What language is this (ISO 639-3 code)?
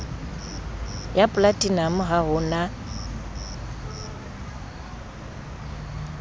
sot